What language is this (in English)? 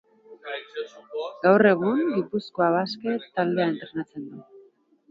Basque